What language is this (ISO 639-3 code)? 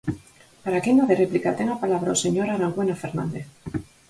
glg